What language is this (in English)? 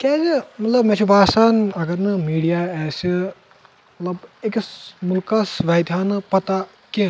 Kashmiri